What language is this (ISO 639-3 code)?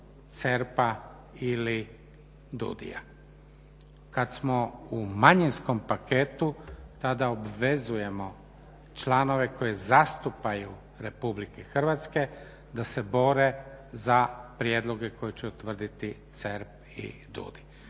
hrv